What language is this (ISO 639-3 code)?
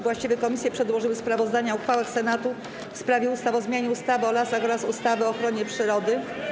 pol